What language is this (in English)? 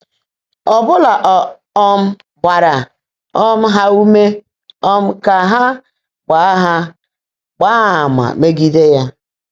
Igbo